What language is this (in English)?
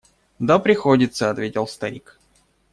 Russian